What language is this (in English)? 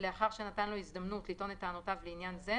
Hebrew